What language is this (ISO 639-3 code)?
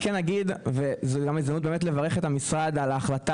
heb